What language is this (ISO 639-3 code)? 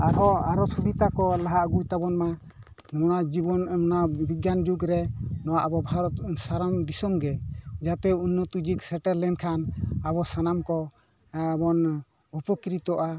sat